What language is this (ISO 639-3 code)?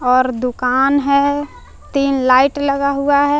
hin